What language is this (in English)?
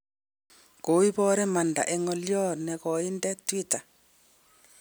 Kalenjin